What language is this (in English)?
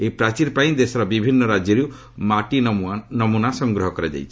Odia